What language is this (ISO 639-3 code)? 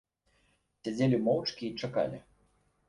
bel